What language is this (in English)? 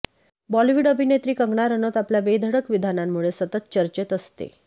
Marathi